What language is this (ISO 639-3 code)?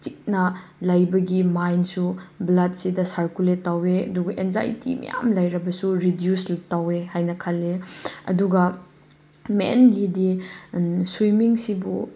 mni